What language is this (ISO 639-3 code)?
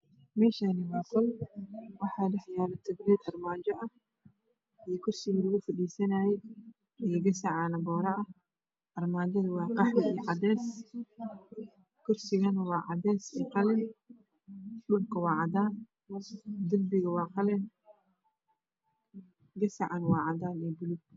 som